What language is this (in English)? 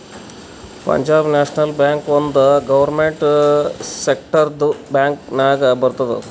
Kannada